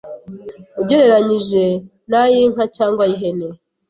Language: Kinyarwanda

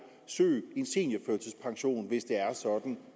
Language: Danish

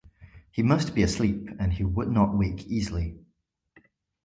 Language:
English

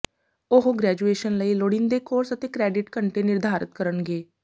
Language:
Punjabi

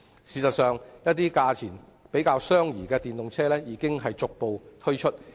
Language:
Cantonese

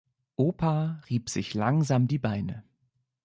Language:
German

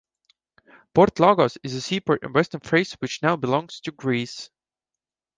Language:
English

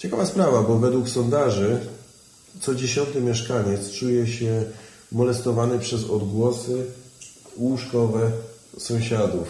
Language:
Polish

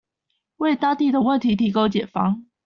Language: Chinese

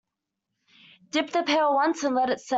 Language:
English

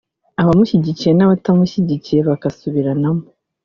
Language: Kinyarwanda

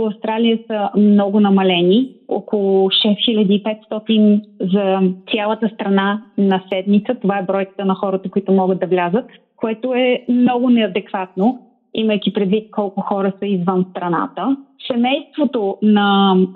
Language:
Bulgarian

